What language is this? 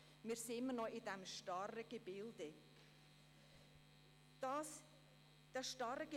Swiss German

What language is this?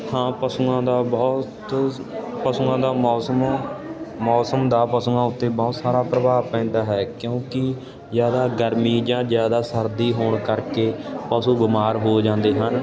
Punjabi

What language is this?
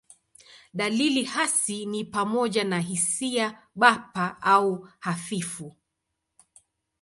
Swahili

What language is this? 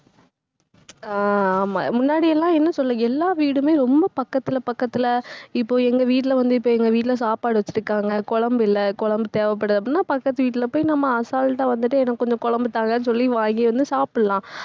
Tamil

